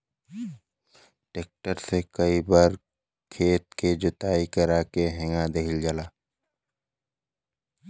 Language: Bhojpuri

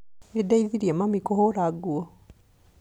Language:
Kikuyu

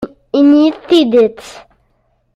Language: Kabyle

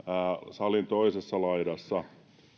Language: Finnish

